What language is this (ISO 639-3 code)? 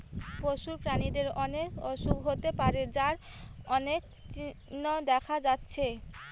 ben